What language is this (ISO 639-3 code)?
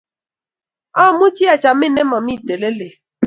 kln